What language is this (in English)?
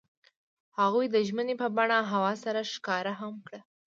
Pashto